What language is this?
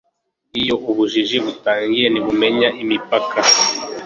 Kinyarwanda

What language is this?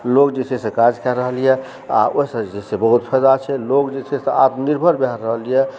Maithili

